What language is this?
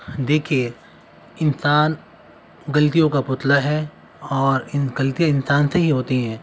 Urdu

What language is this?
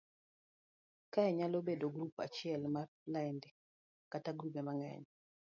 Luo (Kenya and Tanzania)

